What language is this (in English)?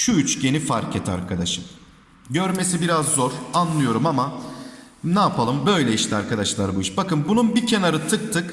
Turkish